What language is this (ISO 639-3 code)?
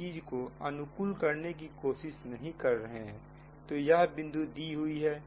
hin